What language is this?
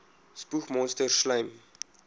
Afrikaans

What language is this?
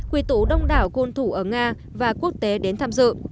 Vietnamese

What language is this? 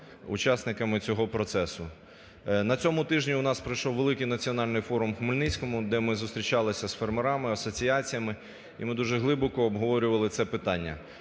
Ukrainian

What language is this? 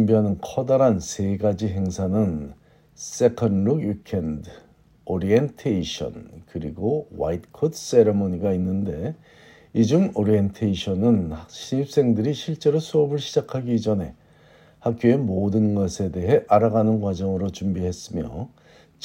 Korean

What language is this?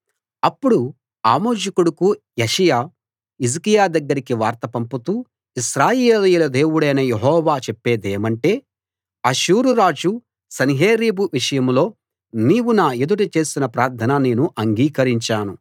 Telugu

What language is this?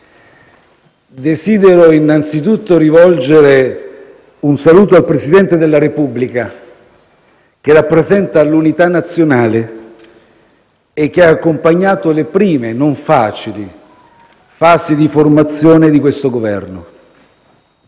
Italian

